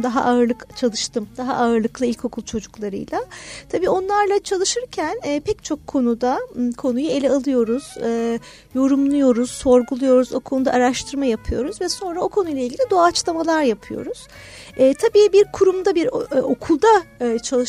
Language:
Turkish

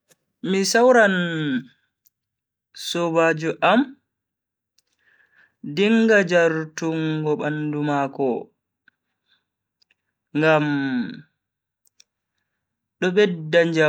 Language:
Bagirmi Fulfulde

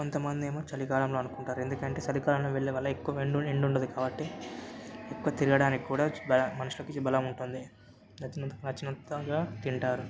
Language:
Telugu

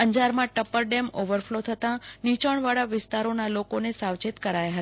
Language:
Gujarati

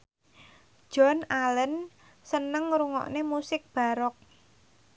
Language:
Javanese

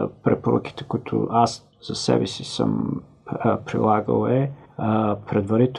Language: Bulgarian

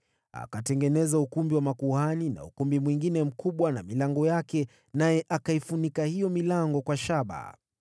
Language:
Swahili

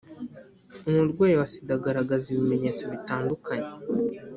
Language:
Kinyarwanda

